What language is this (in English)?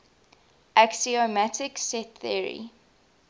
English